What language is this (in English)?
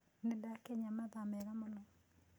Kikuyu